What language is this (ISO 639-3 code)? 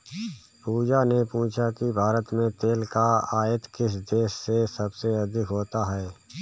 hin